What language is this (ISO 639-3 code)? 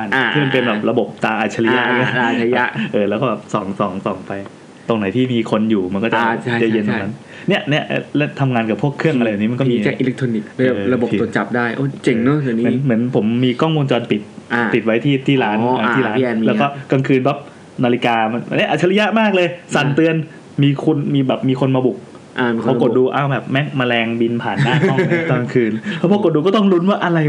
tha